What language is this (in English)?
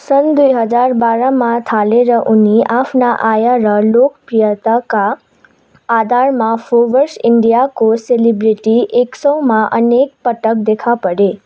Nepali